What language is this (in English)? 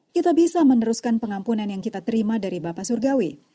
Indonesian